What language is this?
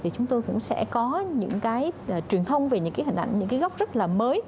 Vietnamese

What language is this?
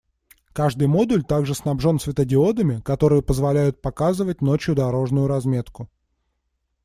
Russian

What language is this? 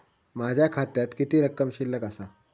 Marathi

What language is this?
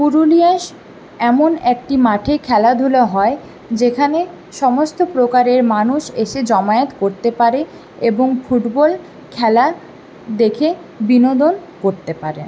Bangla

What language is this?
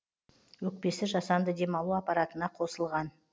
Kazakh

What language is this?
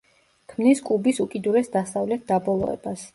Georgian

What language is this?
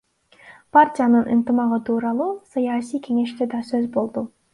Kyrgyz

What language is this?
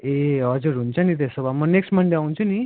Nepali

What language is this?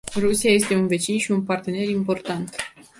Romanian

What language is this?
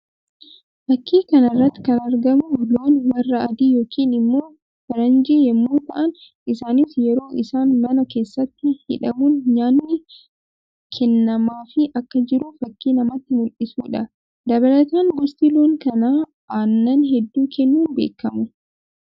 Oromo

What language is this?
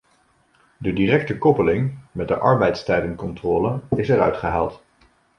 Dutch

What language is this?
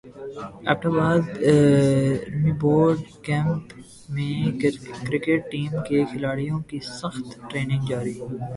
Urdu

